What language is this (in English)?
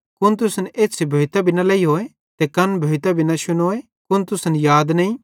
Bhadrawahi